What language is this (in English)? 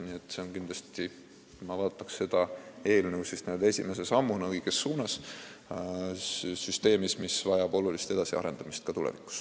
Estonian